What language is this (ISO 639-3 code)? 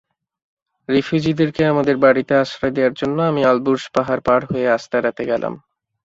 ben